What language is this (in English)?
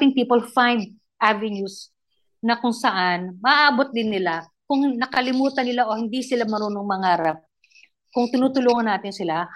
Filipino